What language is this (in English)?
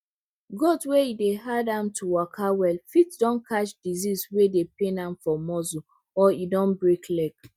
Nigerian Pidgin